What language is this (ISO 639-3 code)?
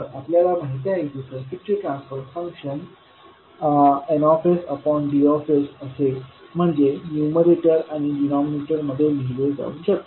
mar